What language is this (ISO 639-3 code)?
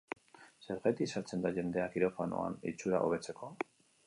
eus